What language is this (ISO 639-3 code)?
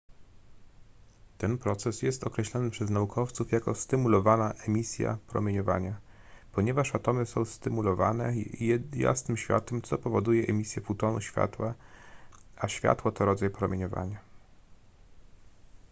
pol